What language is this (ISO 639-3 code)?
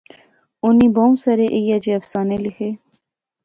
phr